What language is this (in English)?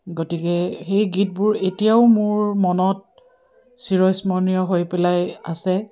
Assamese